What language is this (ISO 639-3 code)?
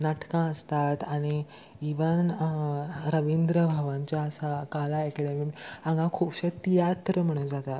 kok